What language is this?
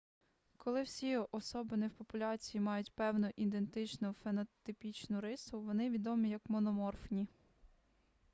Ukrainian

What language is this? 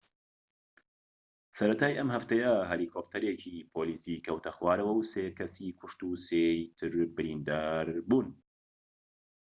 Central Kurdish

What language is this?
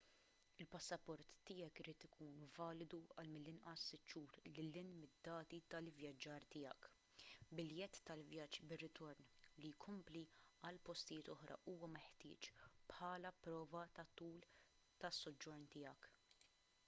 Maltese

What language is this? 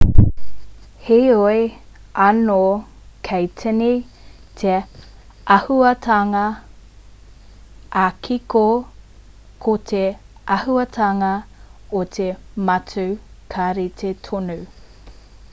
Māori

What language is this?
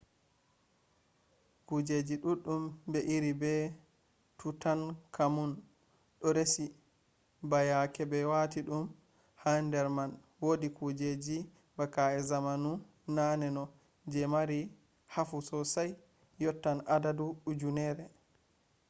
Fula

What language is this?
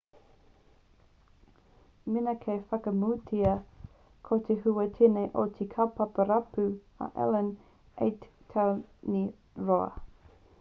Māori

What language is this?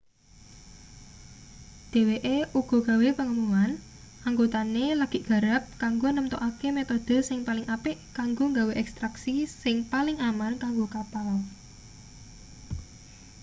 Javanese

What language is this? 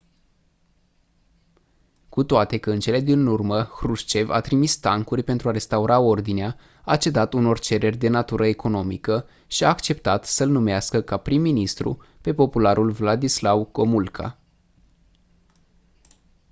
Romanian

